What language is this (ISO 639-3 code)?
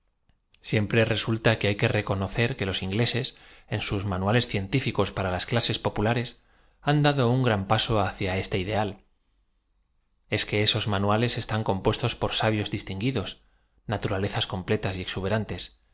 spa